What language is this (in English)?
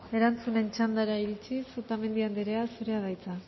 Basque